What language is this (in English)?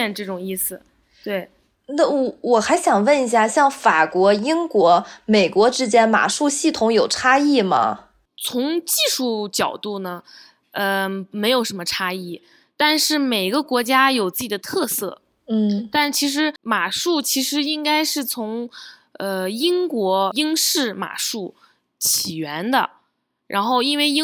Chinese